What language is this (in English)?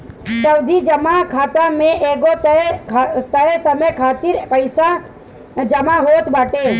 Bhojpuri